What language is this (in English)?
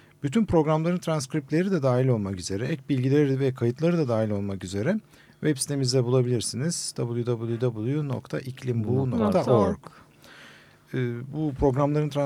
Turkish